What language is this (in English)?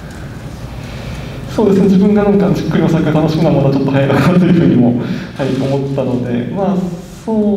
Japanese